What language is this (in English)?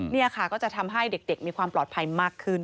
Thai